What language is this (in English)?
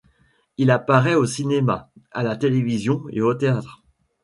French